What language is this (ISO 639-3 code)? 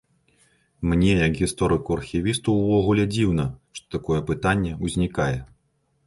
bel